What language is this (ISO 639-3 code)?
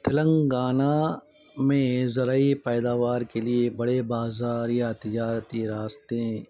urd